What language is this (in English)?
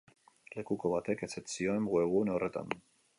Basque